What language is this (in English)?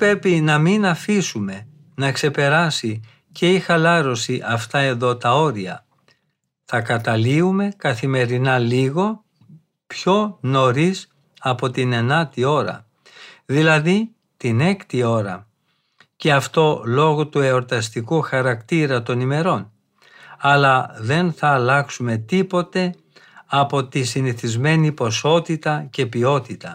Greek